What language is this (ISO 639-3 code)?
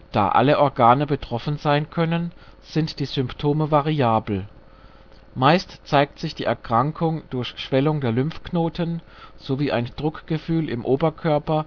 deu